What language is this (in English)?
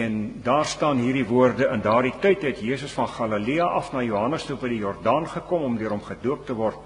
Dutch